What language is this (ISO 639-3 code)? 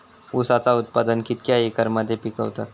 mar